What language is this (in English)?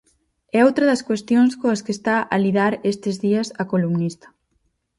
Galician